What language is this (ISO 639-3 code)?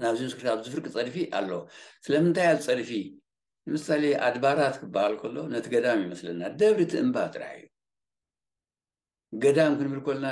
ara